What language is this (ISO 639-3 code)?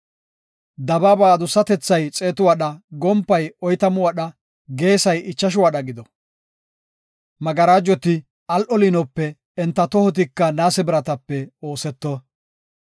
gof